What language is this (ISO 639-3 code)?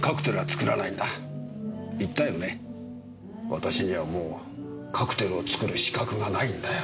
jpn